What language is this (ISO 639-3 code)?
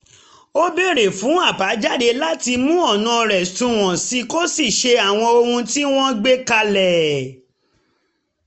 yor